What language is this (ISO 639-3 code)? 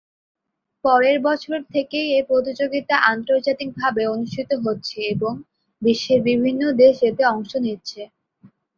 ben